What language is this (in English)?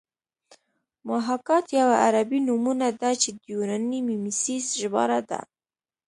Pashto